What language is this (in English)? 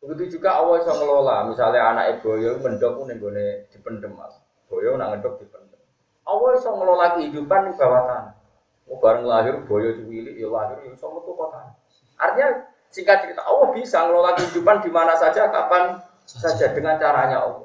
Indonesian